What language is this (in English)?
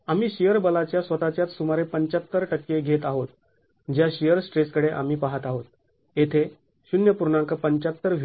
Marathi